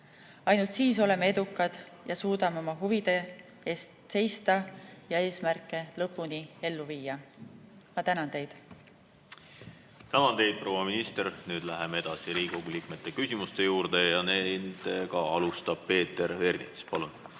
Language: Estonian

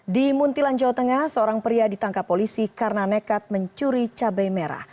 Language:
Indonesian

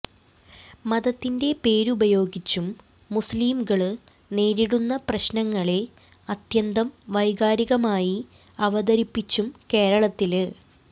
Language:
Malayalam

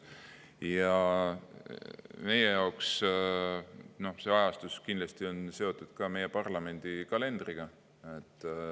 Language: Estonian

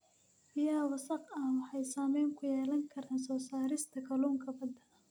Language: Somali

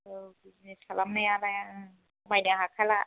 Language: Bodo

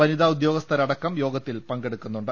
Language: Malayalam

